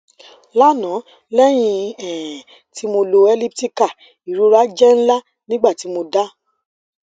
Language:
Yoruba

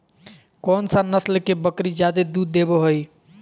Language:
Magahi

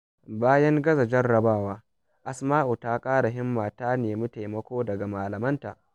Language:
Hausa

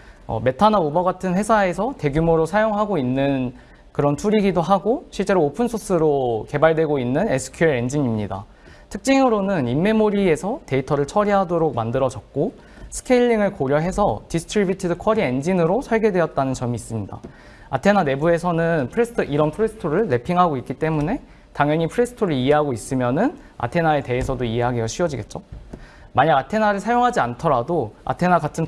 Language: Korean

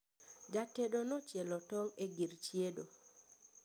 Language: Luo (Kenya and Tanzania)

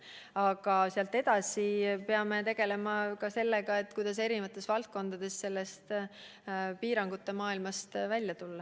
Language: Estonian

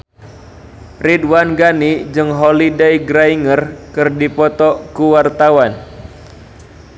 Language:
Sundanese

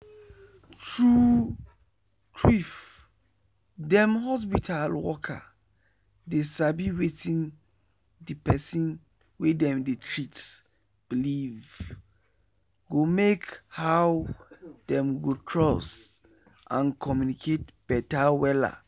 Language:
Nigerian Pidgin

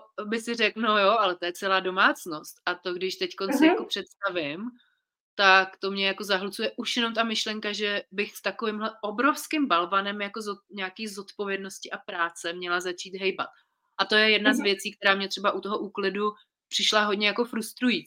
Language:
Czech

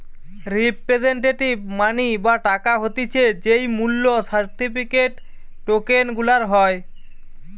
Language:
Bangla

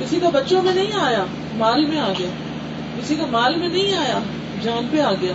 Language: Urdu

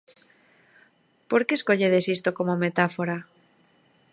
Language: Galician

